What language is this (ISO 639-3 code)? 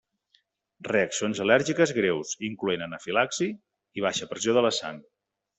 cat